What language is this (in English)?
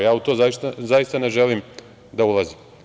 Serbian